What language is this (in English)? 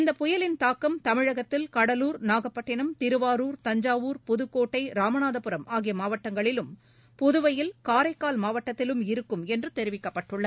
Tamil